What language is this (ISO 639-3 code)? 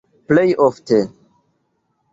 epo